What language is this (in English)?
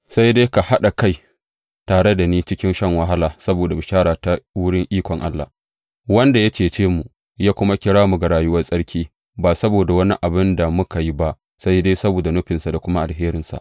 Hausa